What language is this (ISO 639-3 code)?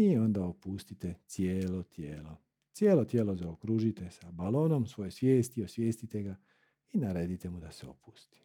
hrv